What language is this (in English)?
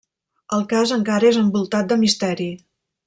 Catalan